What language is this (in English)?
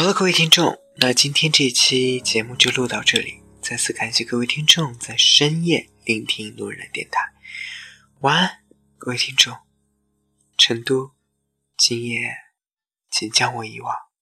Chinese